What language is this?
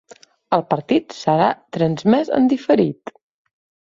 Catalan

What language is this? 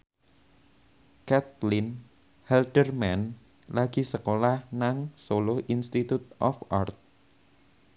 Javanese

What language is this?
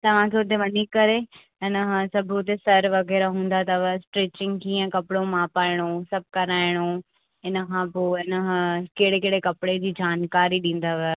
Sindhi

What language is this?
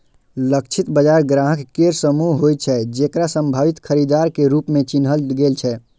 Maithili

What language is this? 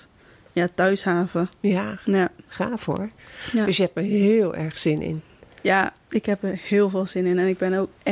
Dutch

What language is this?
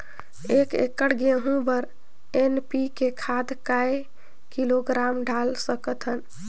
Chhattisgarhi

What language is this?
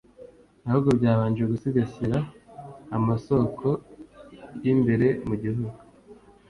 Kinyarwanda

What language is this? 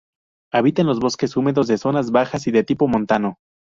Spanish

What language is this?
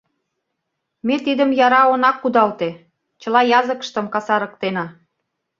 Mari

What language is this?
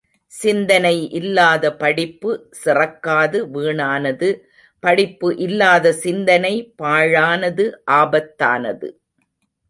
Tamil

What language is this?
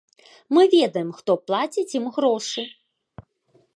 Belarusian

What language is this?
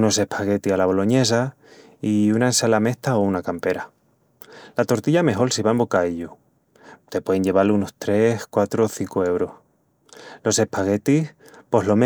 Extremaduran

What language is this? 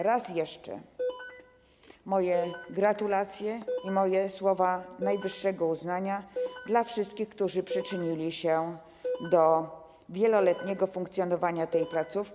Polish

